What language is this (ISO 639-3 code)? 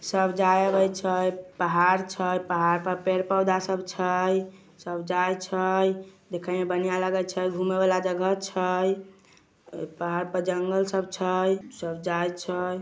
mag